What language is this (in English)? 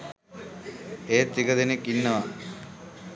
Sinhala